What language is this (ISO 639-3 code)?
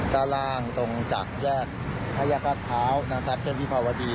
tha